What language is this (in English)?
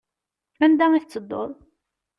Kabyle